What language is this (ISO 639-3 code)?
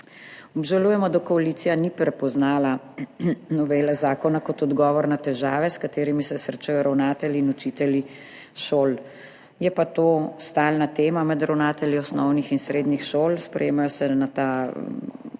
slv